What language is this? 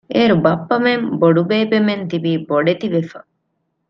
Divehi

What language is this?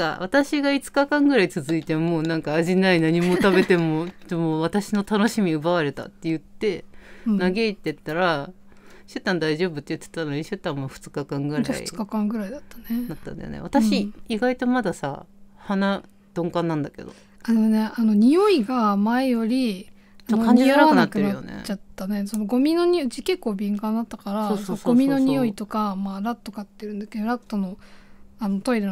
Japanese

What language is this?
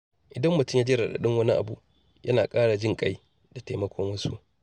Hausa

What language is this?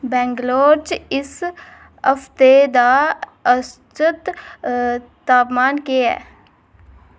Dogri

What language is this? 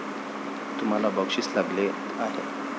Marathi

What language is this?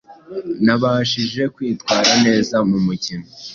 Kinyarwanda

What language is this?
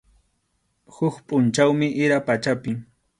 Arequipa-La Unión Quechua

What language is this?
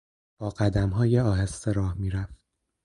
Persian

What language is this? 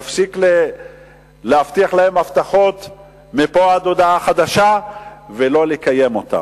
Hebrew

